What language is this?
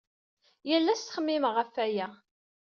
Kabyle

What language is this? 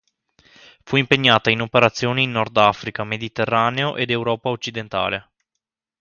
Italian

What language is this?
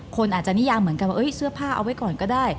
Thai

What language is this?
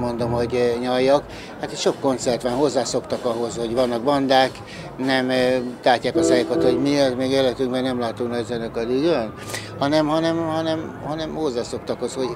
Hungarian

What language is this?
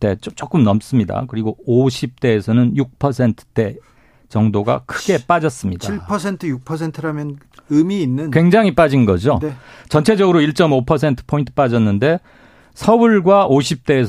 Korean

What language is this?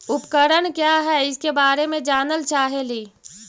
Magahi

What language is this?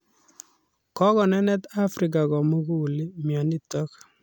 Kalenjin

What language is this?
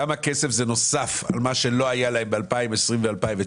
Hebrew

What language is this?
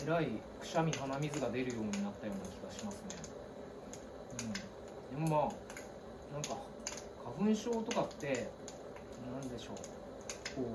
Japanese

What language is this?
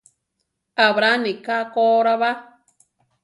Central Tarahumara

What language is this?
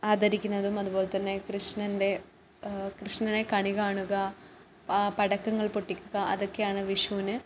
Malayalam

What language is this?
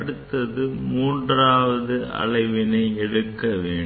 Tamil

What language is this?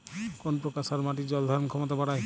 Bangla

